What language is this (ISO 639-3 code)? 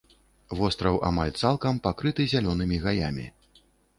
bel